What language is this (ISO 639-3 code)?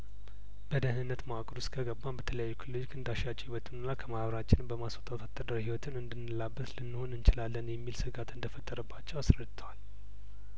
amh